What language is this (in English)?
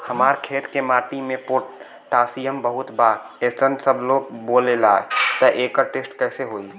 Bhojpuri